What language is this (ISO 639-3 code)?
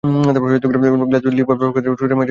ben